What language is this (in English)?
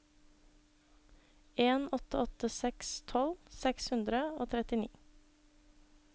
Norwegian